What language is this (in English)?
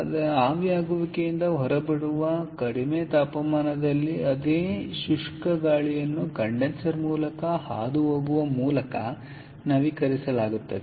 Kannada